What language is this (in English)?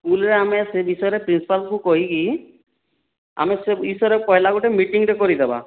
Odia